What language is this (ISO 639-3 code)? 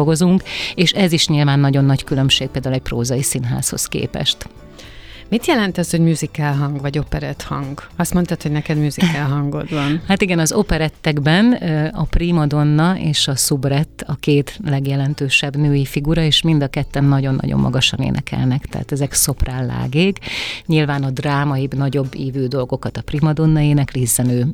hun